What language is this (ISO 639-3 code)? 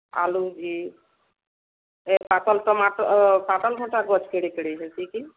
ori